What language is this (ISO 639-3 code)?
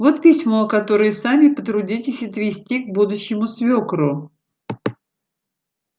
rus